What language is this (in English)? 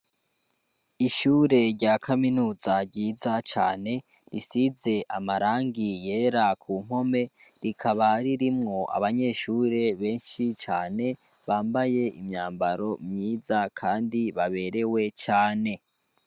Rundi